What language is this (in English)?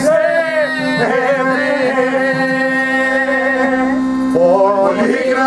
Arabic